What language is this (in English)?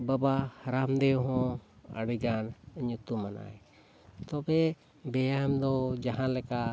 Santali